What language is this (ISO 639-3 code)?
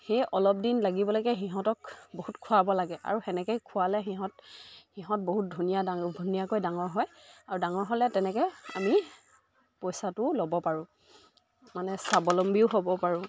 asm